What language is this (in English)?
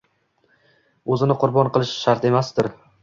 Uzbek